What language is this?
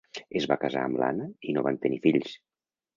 Catalan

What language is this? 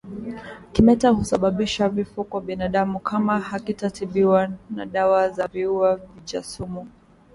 Swahili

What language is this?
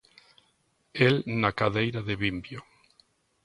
Galician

